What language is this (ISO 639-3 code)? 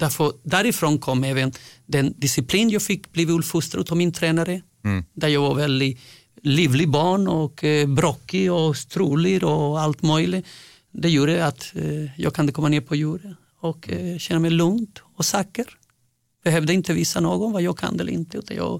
swe